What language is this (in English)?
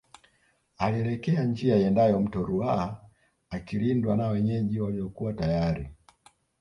Swahili